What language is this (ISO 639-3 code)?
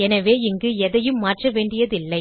tam